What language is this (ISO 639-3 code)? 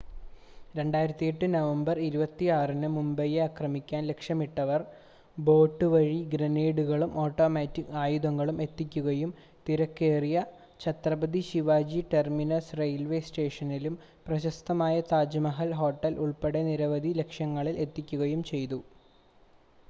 mal